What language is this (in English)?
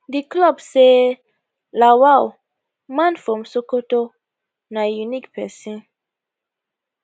Nigerian Pidgin